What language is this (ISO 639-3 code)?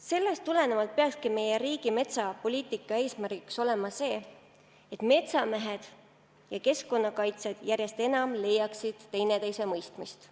est